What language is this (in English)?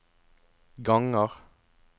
Norwegian